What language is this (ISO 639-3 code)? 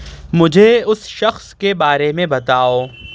urd